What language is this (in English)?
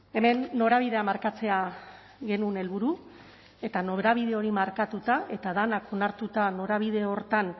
Basque